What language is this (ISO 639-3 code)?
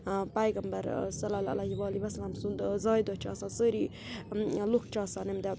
kas